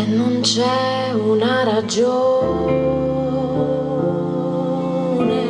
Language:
Spanish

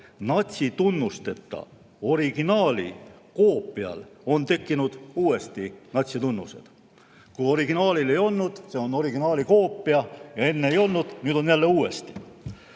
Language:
Estonian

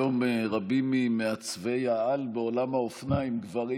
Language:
Hebrew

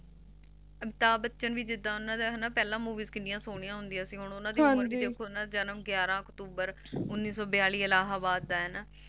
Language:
Punjabi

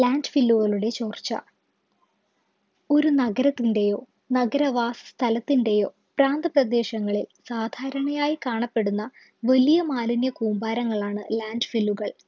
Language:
Malayalam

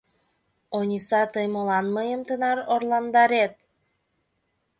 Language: Mari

